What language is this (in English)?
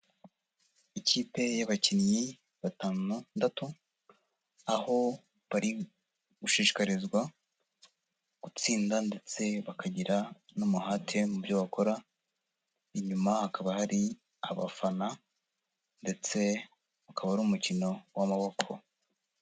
Kinyarwanda